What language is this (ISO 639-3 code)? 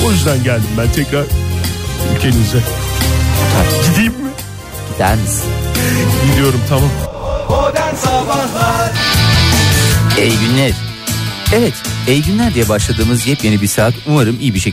tur